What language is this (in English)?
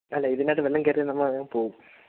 Malayalam